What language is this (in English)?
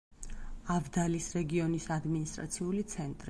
Georgian